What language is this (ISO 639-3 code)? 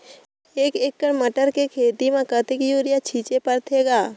hne